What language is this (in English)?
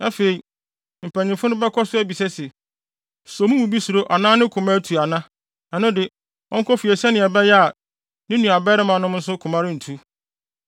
Akan